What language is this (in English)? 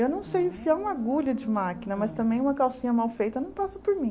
Portuguese